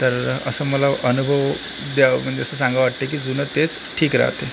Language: Marathi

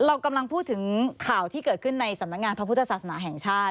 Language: Thai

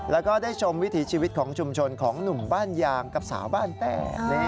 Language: Thai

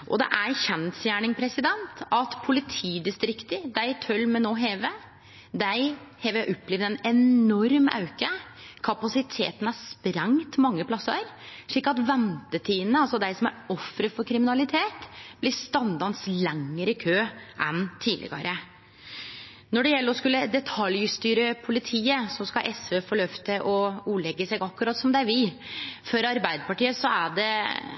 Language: Norwegian Nynorsk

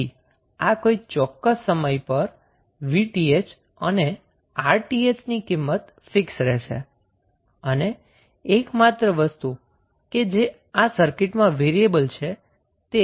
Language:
Gujarati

